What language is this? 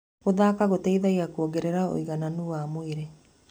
Kikuyu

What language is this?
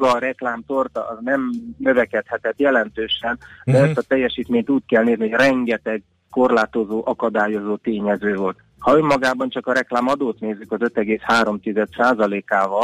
Hungarian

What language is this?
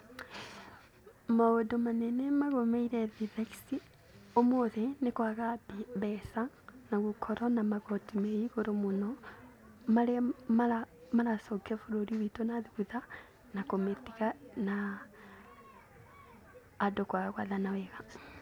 Kikuyu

